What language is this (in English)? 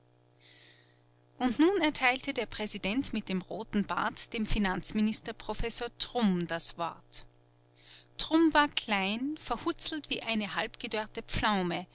German